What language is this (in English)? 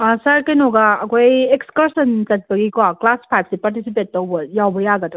Manipuri